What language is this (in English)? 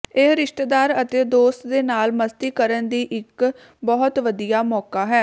Punjabi